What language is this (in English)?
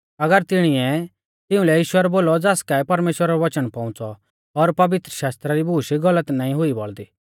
Mahasu Pahari